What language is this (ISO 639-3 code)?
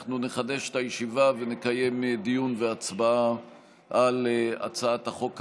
heb